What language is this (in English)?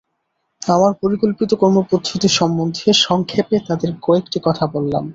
Bangla